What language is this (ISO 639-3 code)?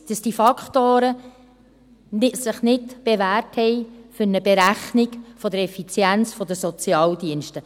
gsw